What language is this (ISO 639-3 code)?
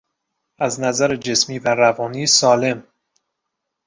fas